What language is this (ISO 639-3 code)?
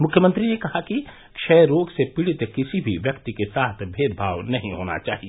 hin